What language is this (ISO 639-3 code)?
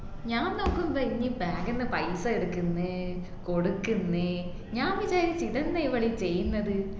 mal